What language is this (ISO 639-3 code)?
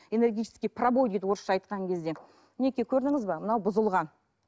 kaz